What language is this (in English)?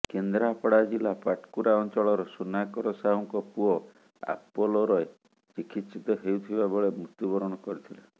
Odia